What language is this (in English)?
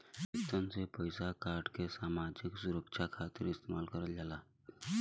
Bhojpuri